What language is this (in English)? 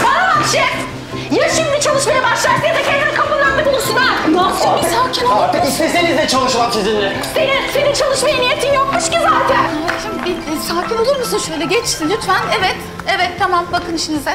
Turkish